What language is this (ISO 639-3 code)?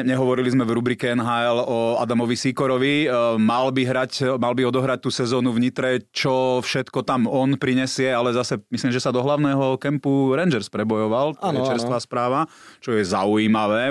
slk